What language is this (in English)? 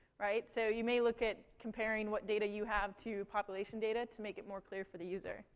English